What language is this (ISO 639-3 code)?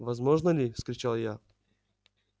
rus